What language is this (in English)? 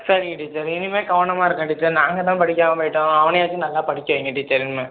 Tamil